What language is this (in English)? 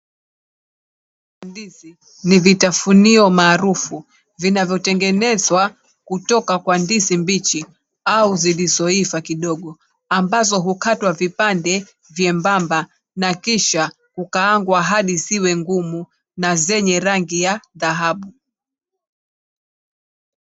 Swahili